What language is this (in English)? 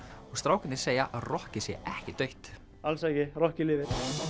Icelandic